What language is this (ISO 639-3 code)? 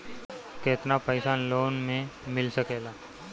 bho